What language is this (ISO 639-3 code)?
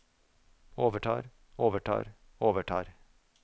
nor